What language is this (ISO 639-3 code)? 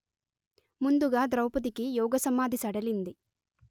tel